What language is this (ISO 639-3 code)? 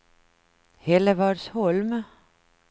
swe